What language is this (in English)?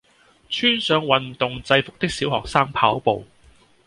Cantonese